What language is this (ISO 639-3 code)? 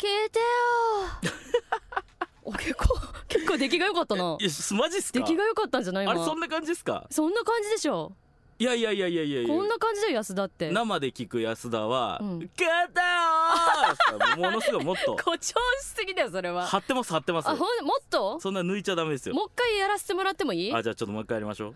jpn